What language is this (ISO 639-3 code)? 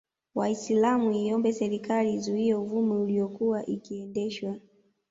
swa